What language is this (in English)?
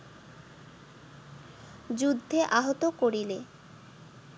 Bangla